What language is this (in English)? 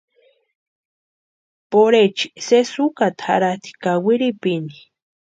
Western Highland Purepecha